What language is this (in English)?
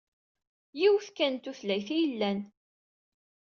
Kabyle